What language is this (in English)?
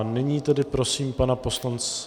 Czech